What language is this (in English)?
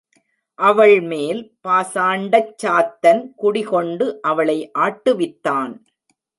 Tamil